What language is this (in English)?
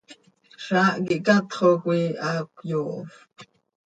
Seri